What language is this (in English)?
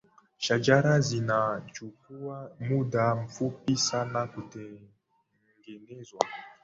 Swahili